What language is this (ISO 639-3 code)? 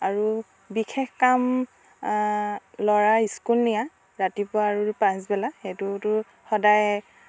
asm